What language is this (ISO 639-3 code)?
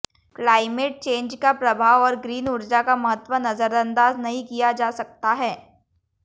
hin